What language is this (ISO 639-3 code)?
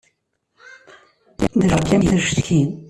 kab